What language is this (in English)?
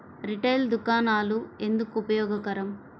Telugu